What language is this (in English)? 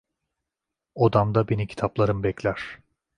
Turkish